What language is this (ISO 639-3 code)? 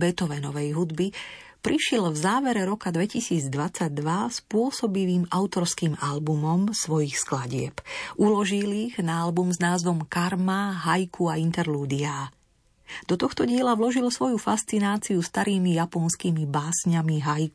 slk